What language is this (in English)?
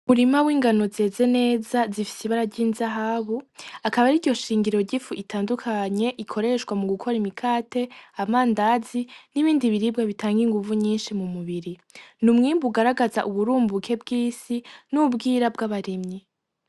Rundi